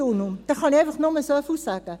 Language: Swiss German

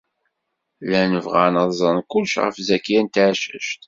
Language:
Kabyle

